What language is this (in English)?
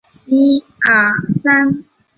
Chinese